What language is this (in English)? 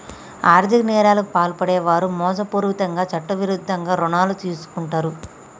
Telugu